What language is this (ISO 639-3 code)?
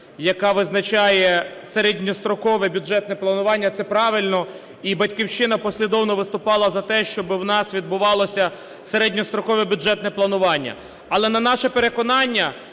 ukr